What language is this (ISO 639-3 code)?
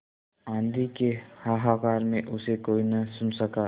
hin